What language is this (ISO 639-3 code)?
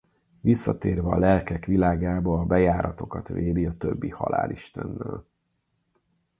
hun